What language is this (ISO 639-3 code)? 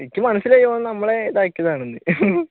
mal